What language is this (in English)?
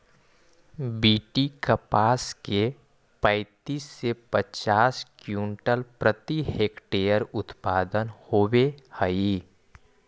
Magahi